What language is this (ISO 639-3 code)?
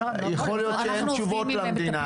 heb